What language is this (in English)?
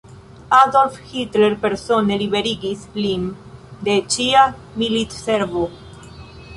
Esperanto